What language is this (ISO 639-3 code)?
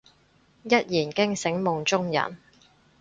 yue